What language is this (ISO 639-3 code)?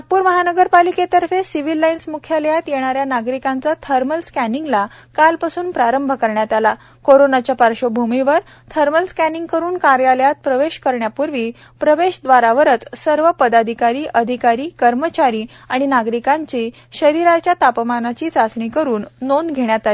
mar